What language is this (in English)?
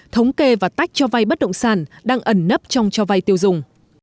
Vietnamese